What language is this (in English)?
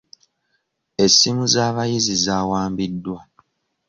Ganda